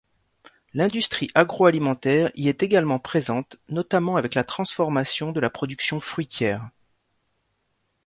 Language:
French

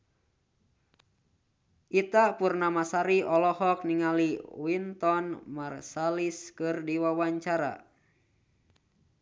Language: Sundanese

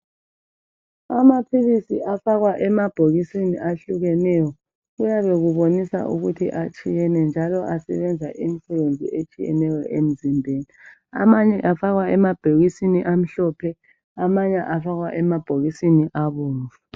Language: North Ndebele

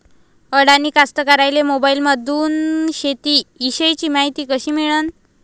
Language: Marathi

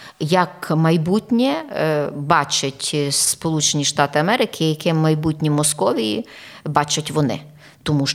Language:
Ukrainian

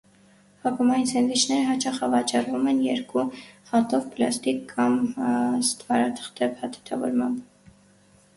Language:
Armenian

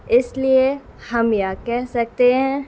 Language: Urdu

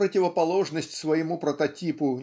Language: Russian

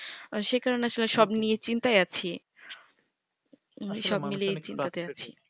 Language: Bangla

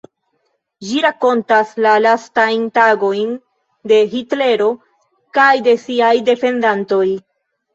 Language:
Esperanto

